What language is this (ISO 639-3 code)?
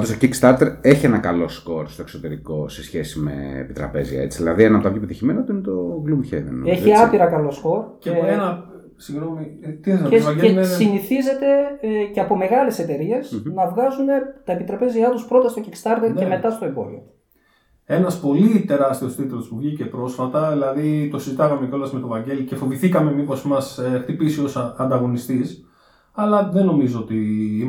ell